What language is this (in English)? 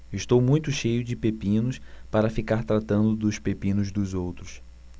Portuguese